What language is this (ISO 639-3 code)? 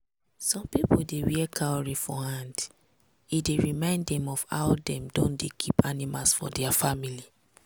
pcm